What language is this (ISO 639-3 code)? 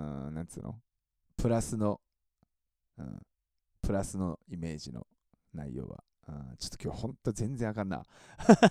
jpn